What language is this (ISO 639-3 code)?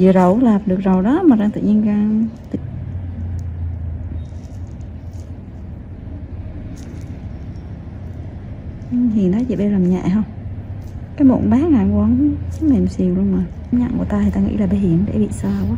vie